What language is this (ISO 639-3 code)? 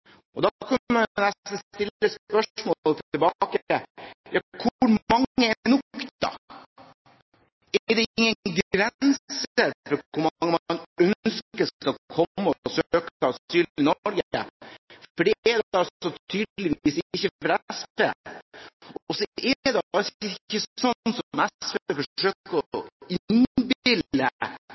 nob